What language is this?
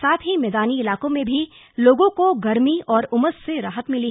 Hindi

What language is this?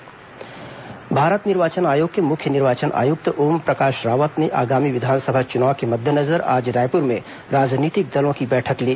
Hindi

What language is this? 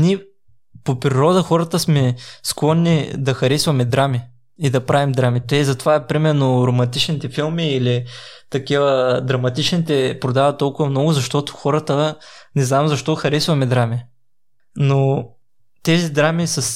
Bulgarian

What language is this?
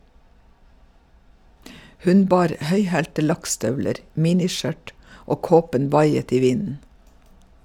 Norwegian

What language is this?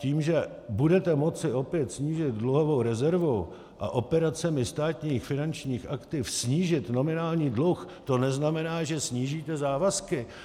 Czech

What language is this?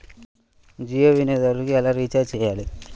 Telugu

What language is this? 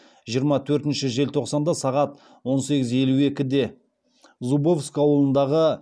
Kazakh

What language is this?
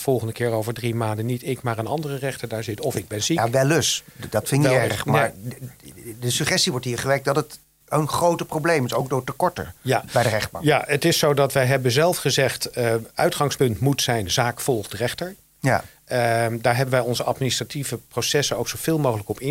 Dutch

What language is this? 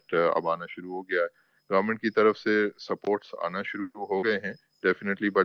Urdu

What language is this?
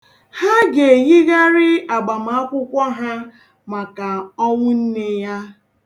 Igbo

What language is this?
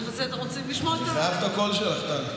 Hebrew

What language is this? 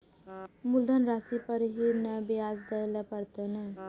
Maithili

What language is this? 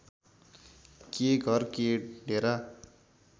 Nepali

